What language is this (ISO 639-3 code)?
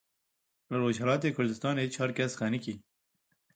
kur